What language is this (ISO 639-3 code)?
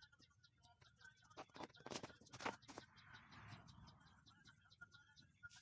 ara